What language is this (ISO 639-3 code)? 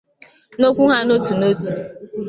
ibo